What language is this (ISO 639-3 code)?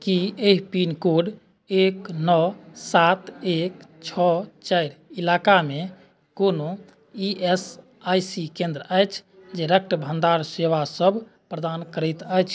mai